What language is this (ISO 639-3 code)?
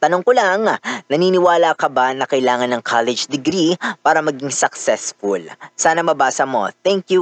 fil